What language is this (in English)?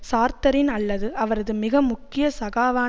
Tamil